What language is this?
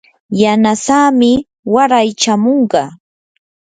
Yanahuanca Pasco Quechua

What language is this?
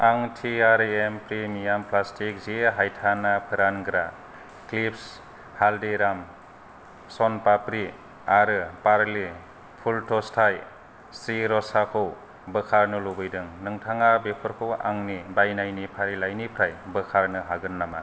Bodo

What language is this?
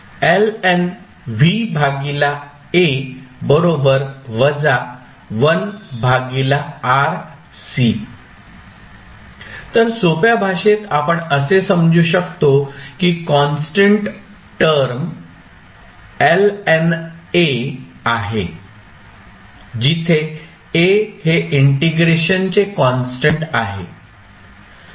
Marathi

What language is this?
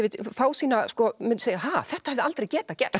Icelandic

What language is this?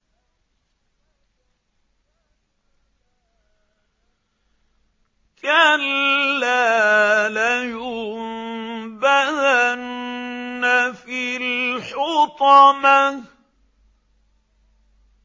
Arabic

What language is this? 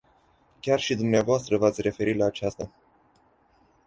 Romanian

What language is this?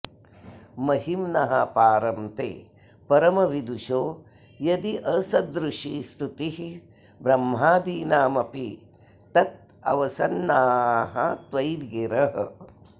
Sanskrit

